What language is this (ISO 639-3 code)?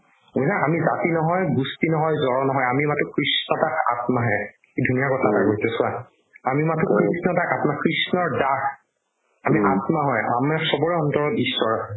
asm